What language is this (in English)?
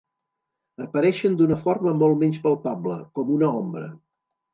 Catalan